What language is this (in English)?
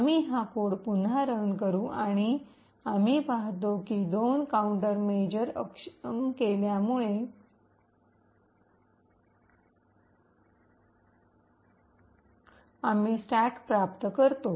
Marathi